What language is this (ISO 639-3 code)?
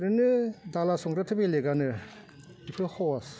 brx